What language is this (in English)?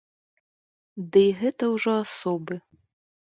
Belarusian